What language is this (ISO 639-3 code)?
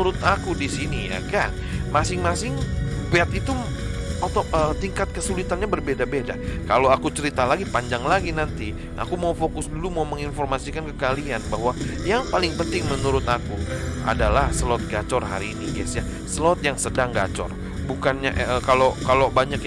ind